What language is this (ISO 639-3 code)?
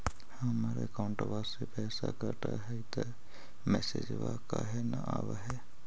mag